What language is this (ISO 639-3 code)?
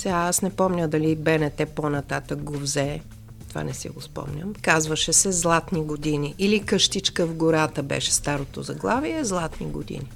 bul